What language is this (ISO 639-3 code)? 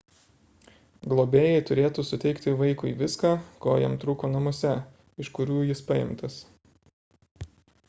lit